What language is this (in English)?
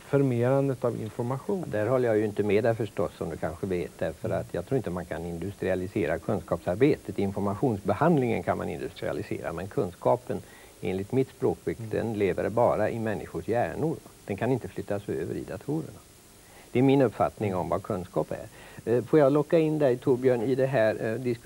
Swedish